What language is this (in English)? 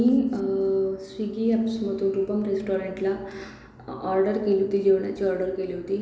Marathi